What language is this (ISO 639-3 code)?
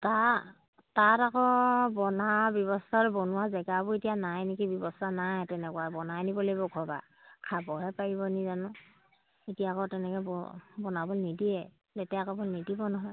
asm